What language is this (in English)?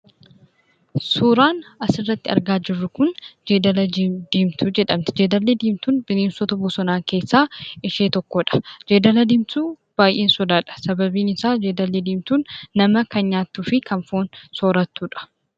Oromo